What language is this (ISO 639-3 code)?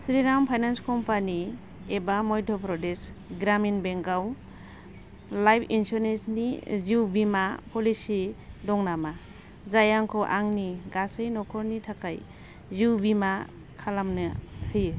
brx